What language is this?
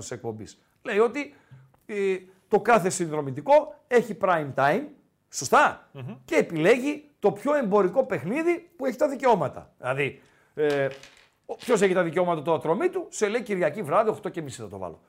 Greek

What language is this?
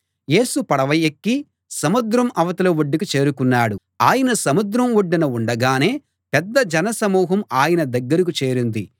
Telugu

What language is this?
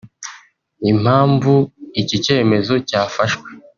Kinyarwanda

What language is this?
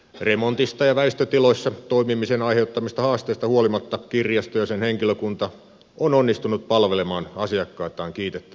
Finnish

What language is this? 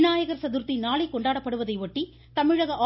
Tamil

